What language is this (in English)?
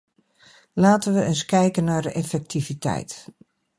Dutch